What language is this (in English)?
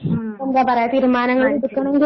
Malayalam